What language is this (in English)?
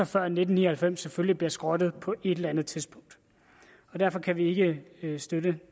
Danish